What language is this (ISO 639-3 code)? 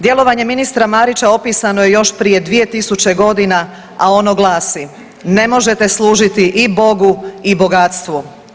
hrv